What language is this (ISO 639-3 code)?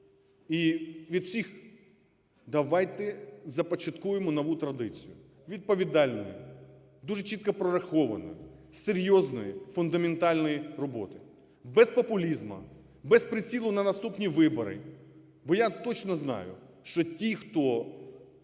ukr